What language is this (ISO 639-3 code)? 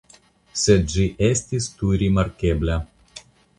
epo